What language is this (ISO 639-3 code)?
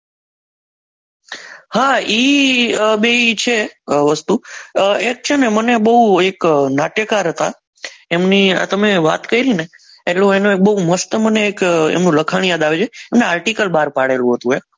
guj